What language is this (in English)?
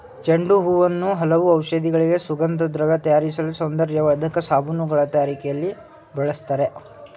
Kannada